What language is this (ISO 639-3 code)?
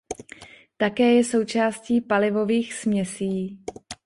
ces